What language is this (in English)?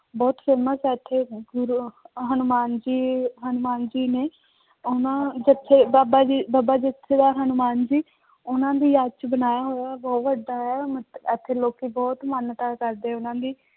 Punjabi